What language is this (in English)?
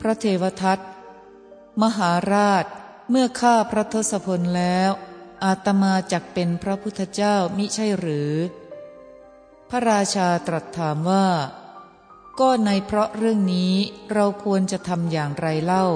Thai